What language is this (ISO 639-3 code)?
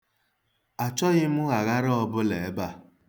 ibo